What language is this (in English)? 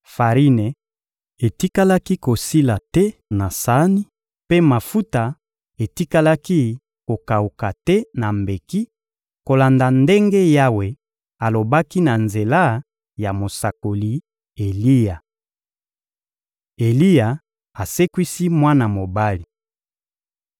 Lingala